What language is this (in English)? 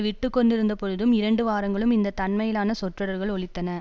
Tamil